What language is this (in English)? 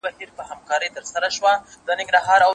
Pashto